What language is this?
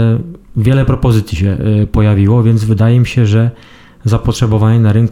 Polish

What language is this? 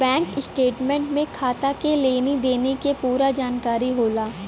Bhojpuri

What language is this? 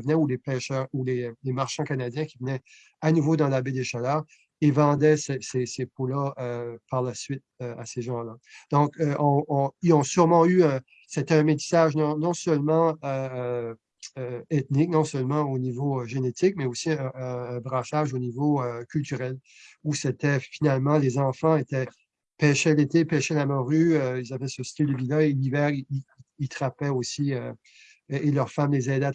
French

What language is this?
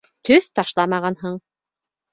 Bashkir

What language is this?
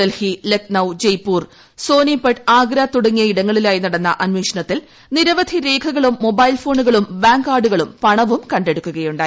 Malayalam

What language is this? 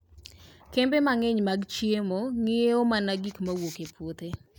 Luo (Kenya and Tanzania)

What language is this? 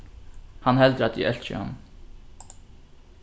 Faroese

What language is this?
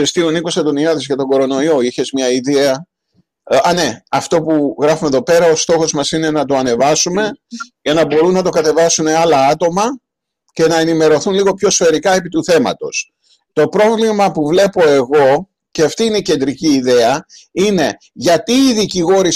Greek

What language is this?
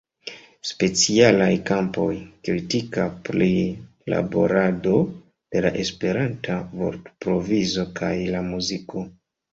Esperanto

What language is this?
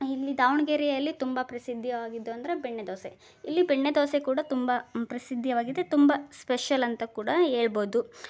Kannada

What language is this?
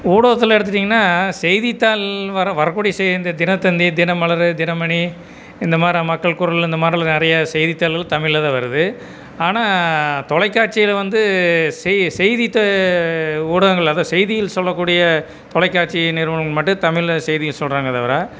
Tamil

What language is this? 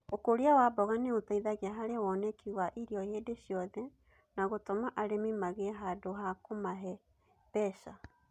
Kikuyu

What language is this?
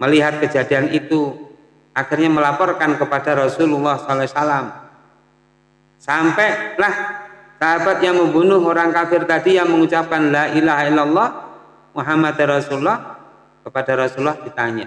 Indonesian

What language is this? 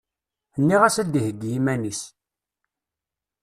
Kabyle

